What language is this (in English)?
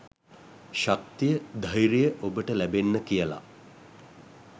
Sinhala